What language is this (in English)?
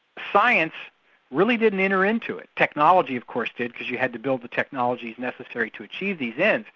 English